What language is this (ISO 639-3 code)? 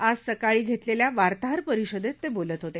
mar